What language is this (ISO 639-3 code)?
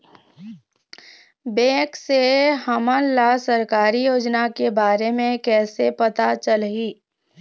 hne